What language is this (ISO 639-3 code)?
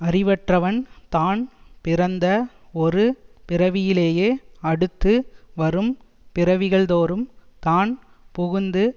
tam